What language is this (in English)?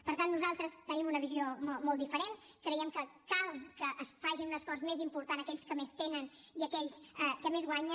Catalan